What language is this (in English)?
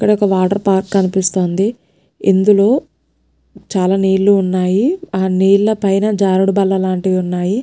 Telugu